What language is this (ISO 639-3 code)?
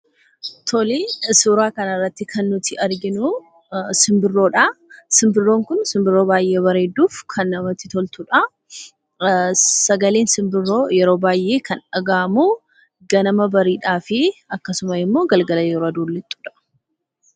orm